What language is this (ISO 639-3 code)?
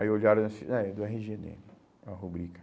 por